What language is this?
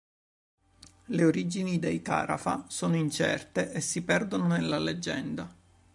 Italian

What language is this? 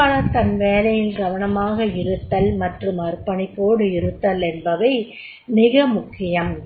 Tamil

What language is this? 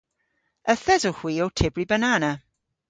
Cornish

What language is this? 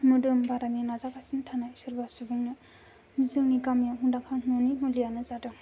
Bodo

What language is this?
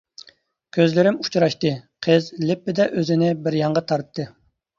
Uyghur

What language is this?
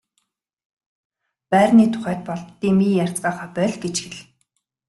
Mongolian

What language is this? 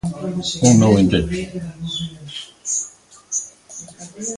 Galician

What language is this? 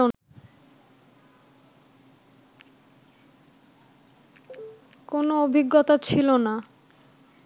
Bangla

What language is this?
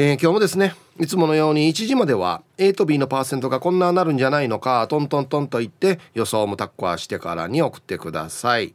Japanese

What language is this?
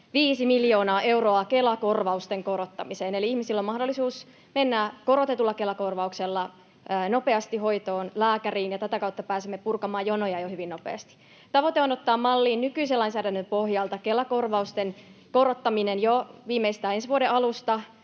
Finnish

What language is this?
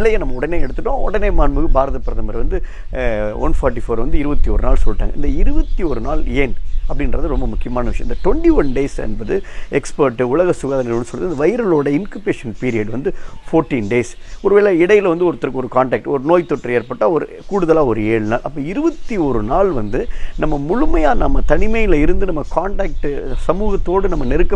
Indonesian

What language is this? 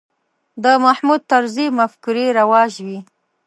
Pashto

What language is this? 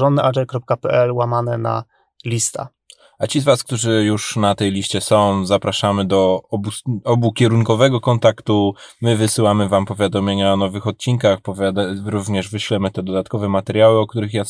Polish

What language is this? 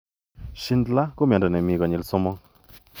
Kalenjin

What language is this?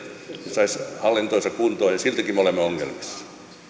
Finnish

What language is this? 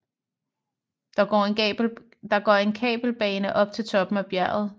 Danish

